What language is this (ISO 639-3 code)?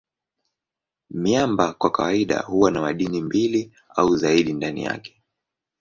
swa